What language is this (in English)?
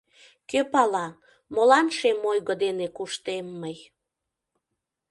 Mari